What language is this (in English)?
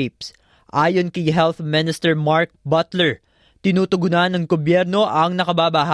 Filipino